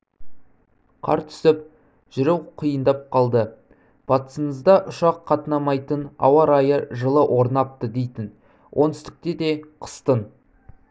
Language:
Kazakh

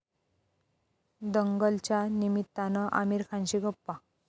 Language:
Marathi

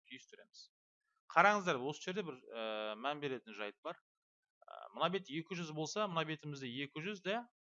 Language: Turkish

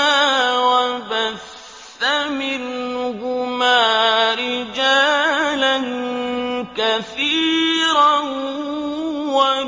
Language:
Arabic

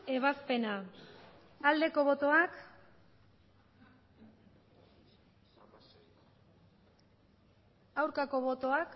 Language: Basque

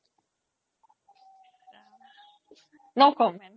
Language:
Assamese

